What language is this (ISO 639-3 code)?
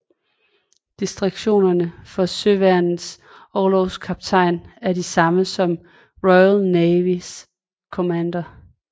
dan